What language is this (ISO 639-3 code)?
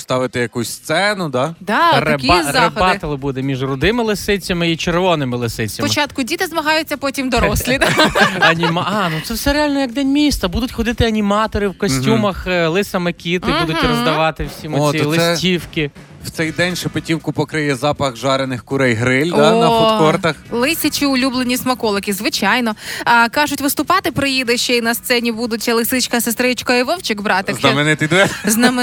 ukr